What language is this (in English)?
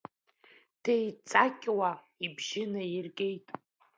Abkhazian